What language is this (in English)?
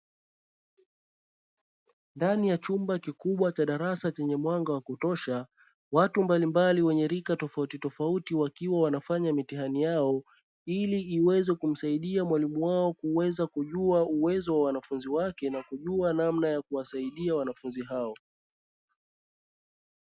Swahili